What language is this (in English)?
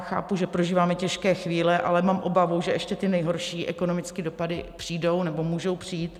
Czech